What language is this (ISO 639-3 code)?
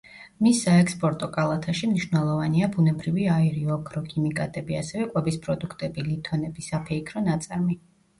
kat